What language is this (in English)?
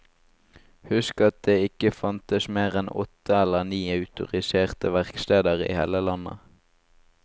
Norwegian